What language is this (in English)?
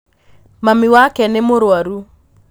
Kikuyu